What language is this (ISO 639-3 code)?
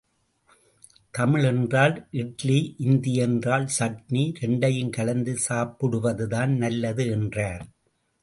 tam